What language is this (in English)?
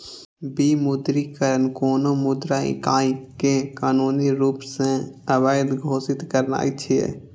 Maithili